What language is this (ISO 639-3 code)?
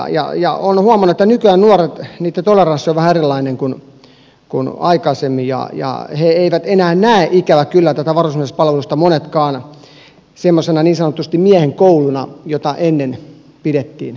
fin